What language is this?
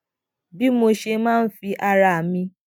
Yoruba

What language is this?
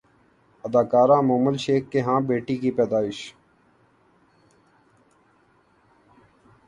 Urdu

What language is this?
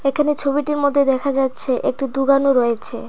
Bangla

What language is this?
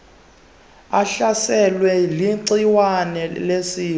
Xhosa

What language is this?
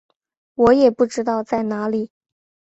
Chinese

